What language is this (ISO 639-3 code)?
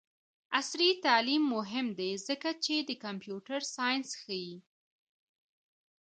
pus